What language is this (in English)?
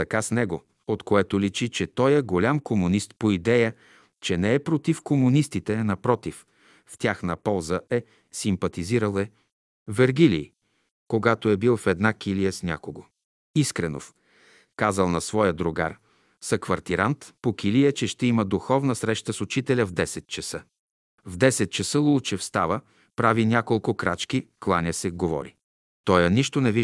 Bulgarian